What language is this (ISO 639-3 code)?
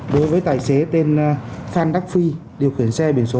vie